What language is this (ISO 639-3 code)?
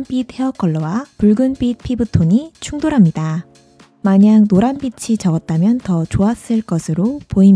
kor